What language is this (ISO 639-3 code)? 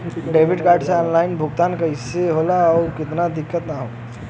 bho